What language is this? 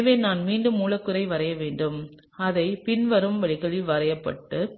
Tamil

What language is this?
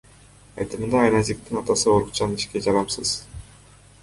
Kyrgyz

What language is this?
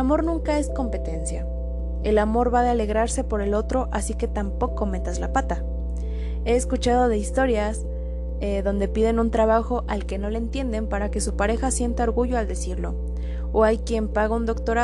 Spanish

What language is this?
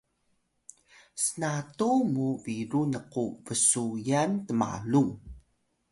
Atayal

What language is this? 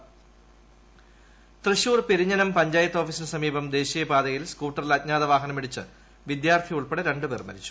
Malayalam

